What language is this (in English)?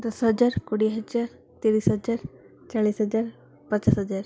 Odia